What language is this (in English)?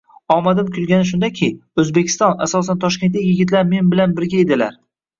Uzbek